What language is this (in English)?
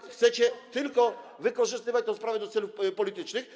Polish